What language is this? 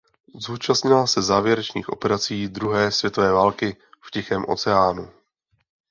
Czech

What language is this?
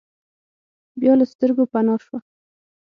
Pashto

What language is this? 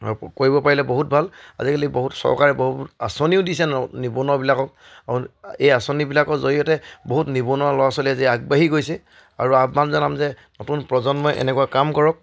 Assamese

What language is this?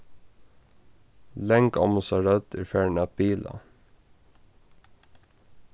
Faroese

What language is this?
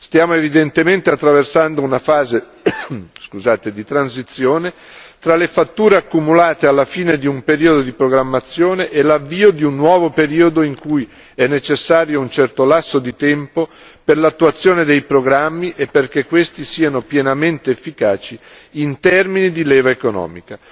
Italian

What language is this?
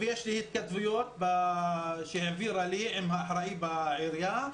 Hebrew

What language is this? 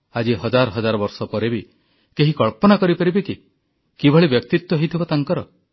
Odia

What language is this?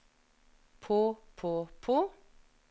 Norwegian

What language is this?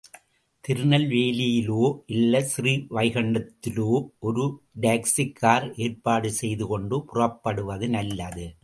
Tamil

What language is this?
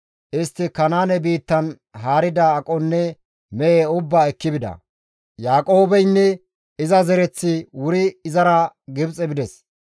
Gamo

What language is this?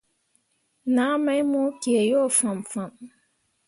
Mundang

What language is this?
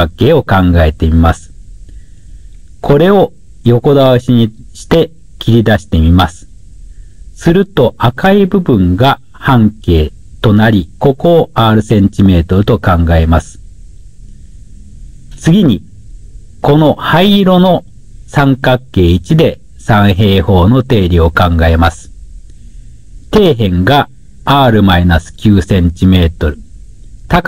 Japanese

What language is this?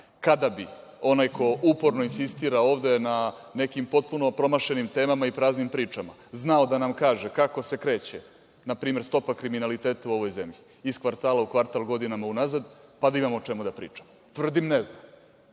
Serbian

